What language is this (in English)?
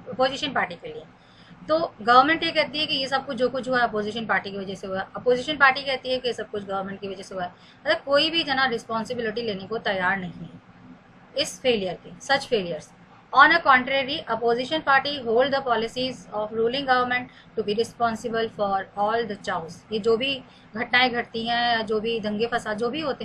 Hindi